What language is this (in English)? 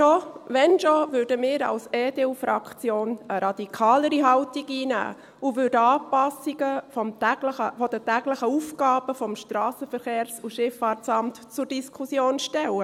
Swiss German